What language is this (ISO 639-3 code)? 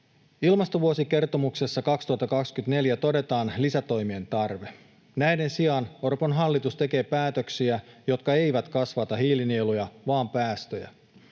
fin